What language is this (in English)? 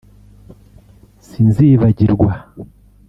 Kinyarwanda